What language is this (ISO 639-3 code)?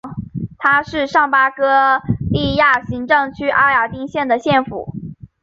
zho